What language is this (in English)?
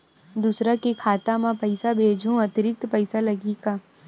Chhattisgarhi